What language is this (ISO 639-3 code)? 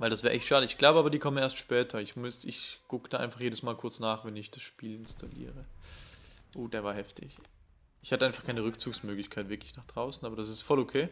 deu